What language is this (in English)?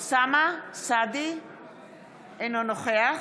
Hebrew